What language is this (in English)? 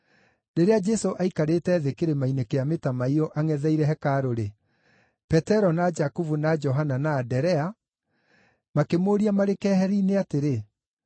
Kikuyu